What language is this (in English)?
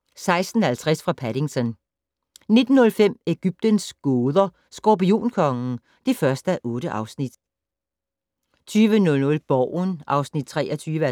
Danish